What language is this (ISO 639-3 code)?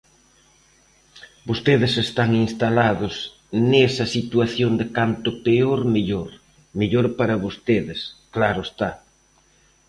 glg